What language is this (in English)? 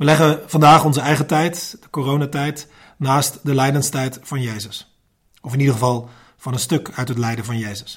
Dutch